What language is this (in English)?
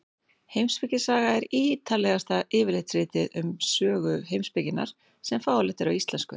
Icelandic